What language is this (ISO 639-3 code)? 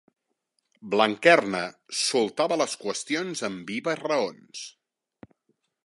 cat